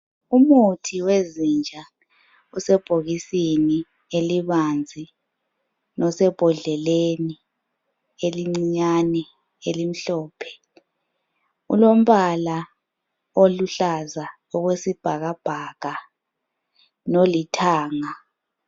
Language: North Ndebele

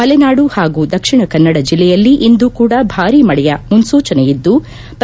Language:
Kannada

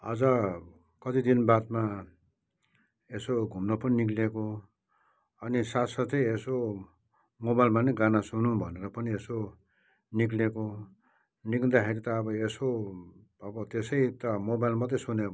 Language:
Nepali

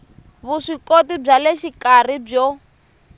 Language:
Tsonga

